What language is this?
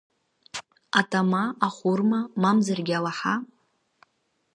Abkhazian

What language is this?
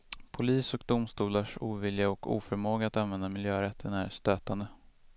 Swedish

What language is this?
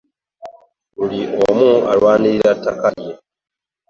Ganda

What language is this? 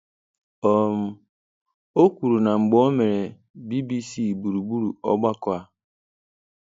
Igbo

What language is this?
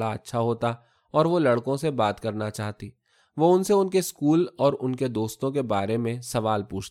Urdu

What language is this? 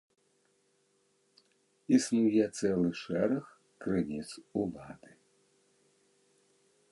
Belarusian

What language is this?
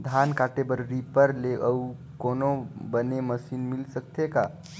Chhattisgarhi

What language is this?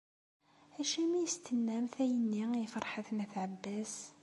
Kabyle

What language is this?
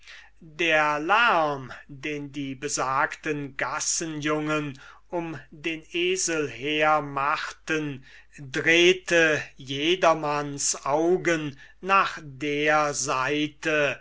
German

